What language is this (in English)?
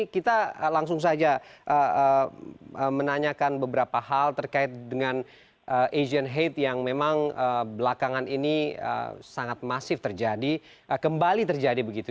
Indonesian